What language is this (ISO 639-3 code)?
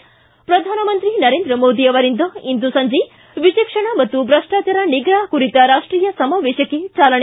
kan